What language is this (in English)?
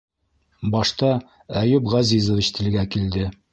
Bashkir